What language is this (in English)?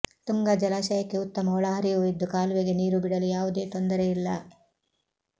Kannada